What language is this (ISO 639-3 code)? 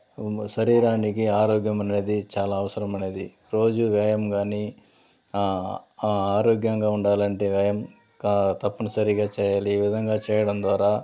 tel